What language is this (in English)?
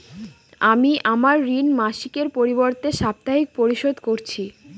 Bangla